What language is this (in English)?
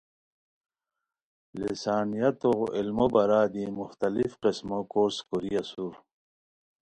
Khowar